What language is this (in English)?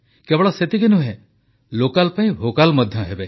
Odia